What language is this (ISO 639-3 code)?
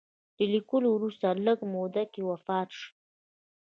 pus